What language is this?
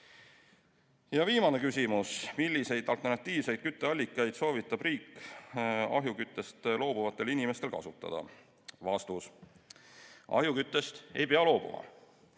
Estonian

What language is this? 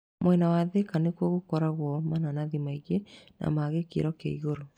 Kikuyu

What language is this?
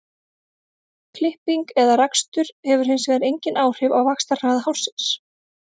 Icelandic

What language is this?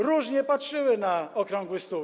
Polish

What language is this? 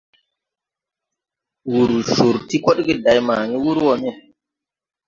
Tupuri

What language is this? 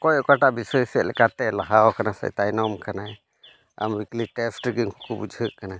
Santali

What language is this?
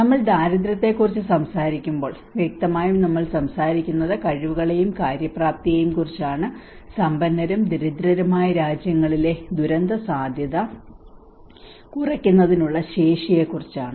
Malayalam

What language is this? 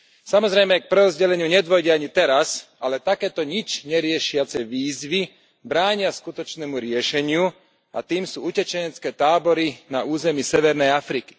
Slovak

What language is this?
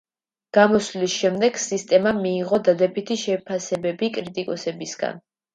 Georgian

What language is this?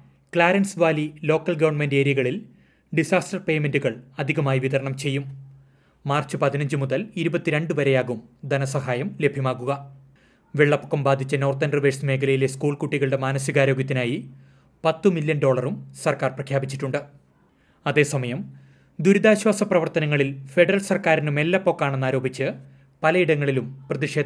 Malayalam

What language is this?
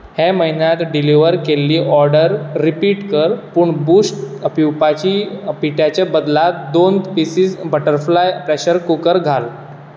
Konkani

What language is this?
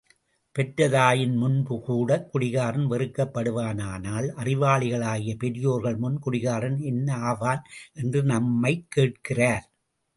Tamil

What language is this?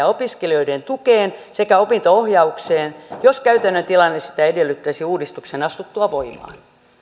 Finnish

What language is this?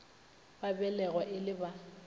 Northern Sotho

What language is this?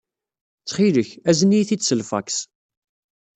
Kabyle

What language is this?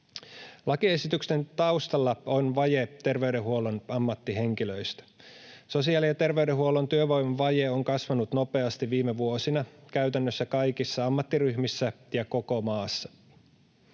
Finnish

